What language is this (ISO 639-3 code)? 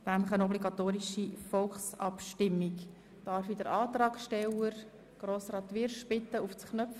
gsw